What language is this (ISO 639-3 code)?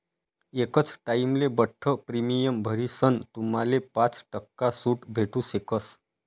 mar